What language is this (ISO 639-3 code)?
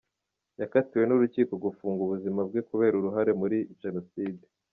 kin